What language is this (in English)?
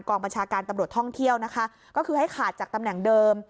Thai